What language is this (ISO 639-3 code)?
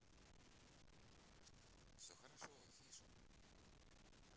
rus